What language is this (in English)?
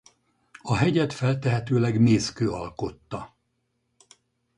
Hungarian